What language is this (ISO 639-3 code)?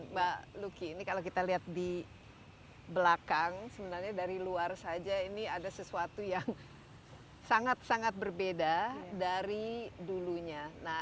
ind